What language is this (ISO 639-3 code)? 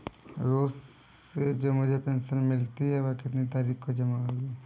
hin